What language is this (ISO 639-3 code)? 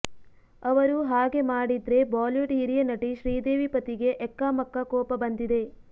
kan